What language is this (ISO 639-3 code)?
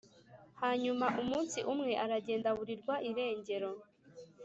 kin